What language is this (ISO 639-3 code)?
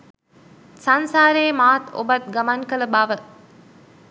sin